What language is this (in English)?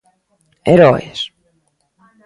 Galician